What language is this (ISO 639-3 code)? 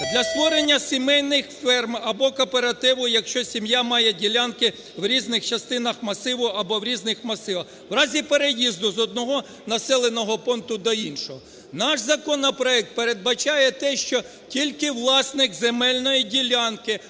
ukr